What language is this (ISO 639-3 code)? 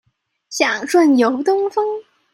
zho